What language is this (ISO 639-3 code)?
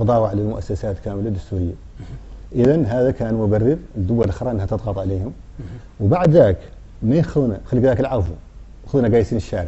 ara